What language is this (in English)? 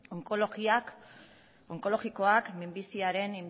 Basque